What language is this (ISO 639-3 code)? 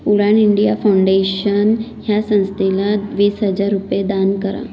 mar